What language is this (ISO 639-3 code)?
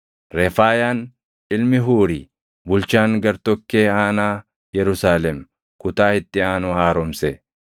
orm